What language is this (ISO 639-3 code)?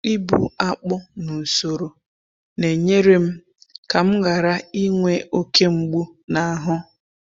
ibo